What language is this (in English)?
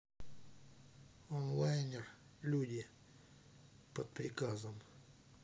Russian